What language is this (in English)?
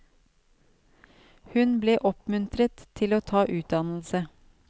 Norwegian